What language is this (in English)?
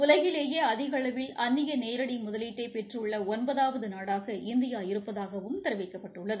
Tamil